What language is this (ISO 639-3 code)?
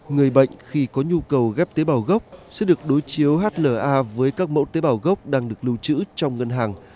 vie